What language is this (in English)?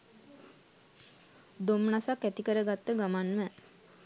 Sinhala